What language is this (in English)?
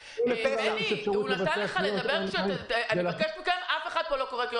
Hebrew